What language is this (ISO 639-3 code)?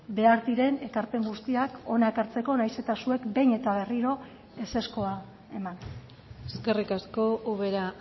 eus